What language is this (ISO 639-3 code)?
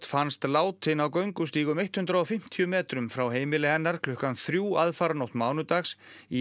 isl